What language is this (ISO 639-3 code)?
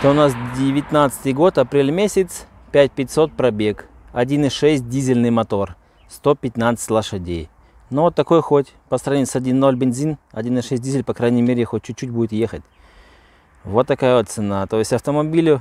rus